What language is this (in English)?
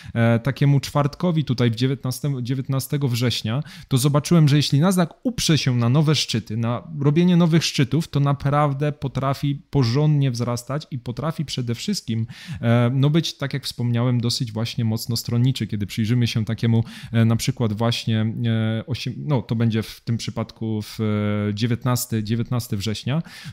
Polish